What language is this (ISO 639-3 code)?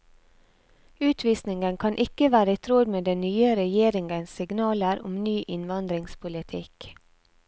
nor